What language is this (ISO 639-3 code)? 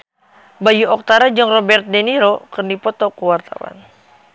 sun